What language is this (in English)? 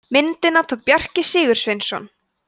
Icelandic